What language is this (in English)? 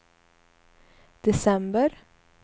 Swedish